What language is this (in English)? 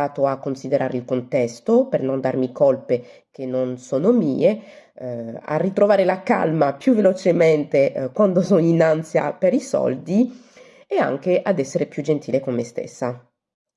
Italian